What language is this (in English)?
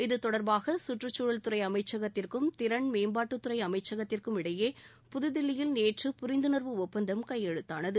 Tamil